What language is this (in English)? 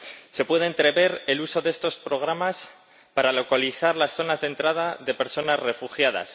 Spanish